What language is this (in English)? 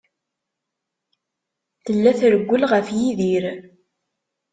Kabyle